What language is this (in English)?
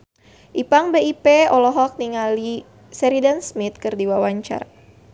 Sundanese